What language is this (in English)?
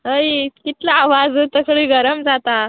Konkani